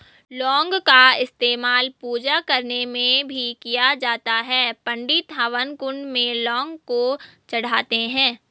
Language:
Hindi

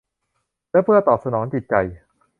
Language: Thai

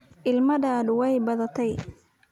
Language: Somali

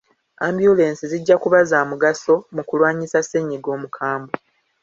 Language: Ganda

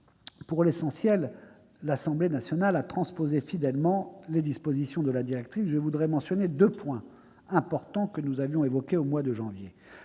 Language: French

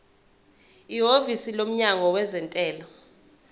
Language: Zulu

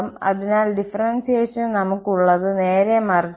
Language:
Malayalam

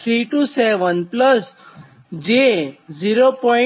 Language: Gujarati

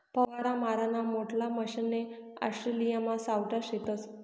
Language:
Marathi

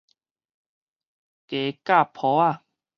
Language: Min Nan Chinese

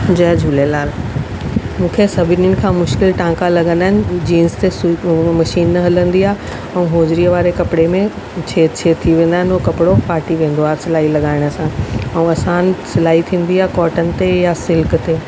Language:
Sindhi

